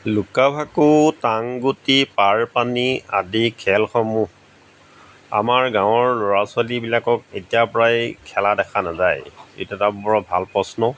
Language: Assamese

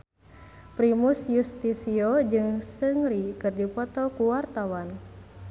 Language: Sundanese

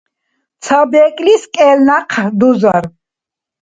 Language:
Dargwa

